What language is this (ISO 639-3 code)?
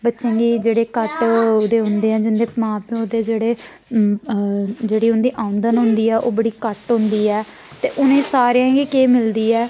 doi